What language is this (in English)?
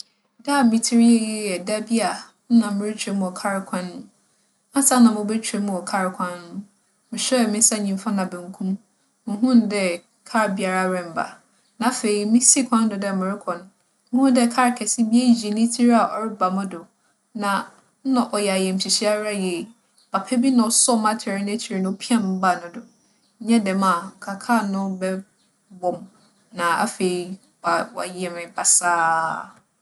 Akan